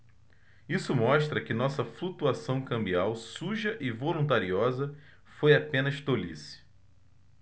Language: Portuguese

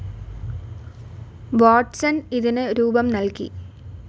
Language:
Malayalam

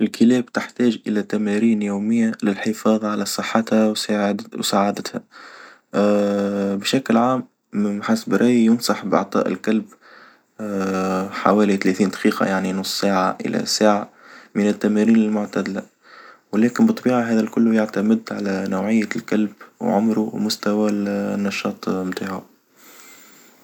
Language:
Tunisian Arabic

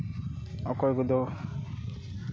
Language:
Santali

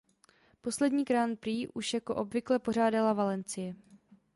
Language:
Czech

